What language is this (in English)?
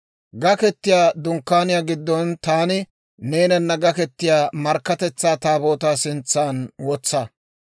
Dawro